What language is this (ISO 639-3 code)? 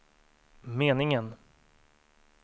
swe